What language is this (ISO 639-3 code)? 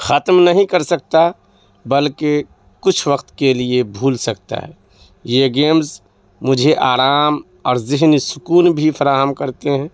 urd